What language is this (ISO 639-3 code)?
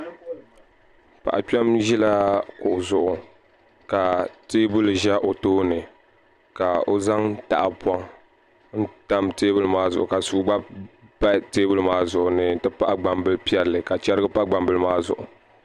dag